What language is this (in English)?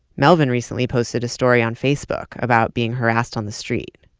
English